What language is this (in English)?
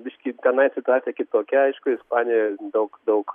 Lithuanian